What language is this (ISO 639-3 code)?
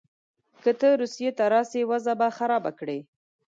pus